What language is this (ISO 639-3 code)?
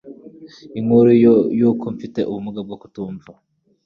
kin